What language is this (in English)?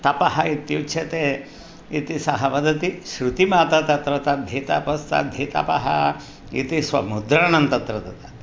Sanskrit